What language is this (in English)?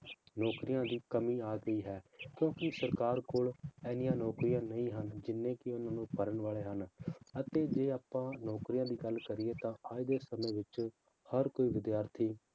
Punjabi